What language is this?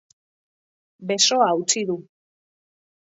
Basque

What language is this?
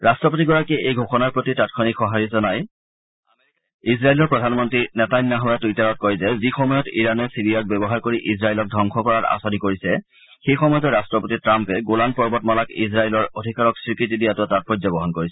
Assamese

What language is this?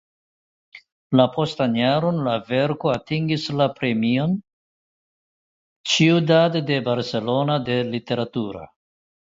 Esperanto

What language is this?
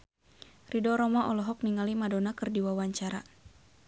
Sundanese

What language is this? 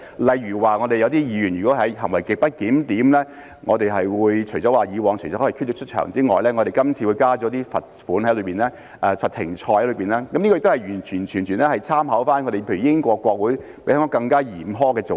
Cantonese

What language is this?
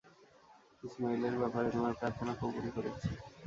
Bangla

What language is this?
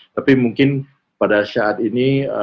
Indonesian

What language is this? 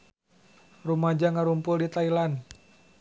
Sundanese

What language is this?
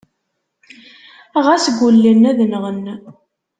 Kabyle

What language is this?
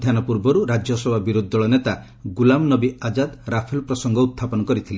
Odia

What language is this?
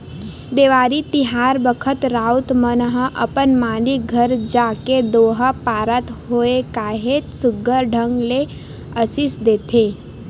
Chhattisgarhi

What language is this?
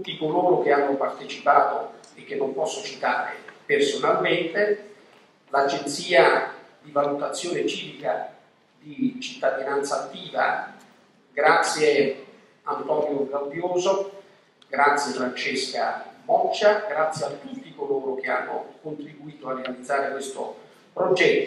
Italian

